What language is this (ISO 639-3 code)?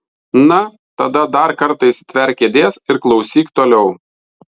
lit